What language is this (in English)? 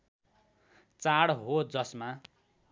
Nepali